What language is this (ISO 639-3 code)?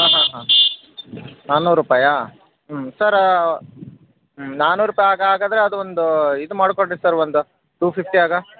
kan